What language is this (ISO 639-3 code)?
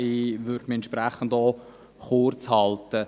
gsw